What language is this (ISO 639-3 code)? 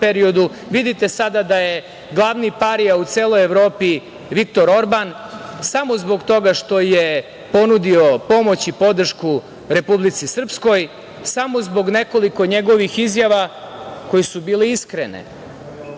srp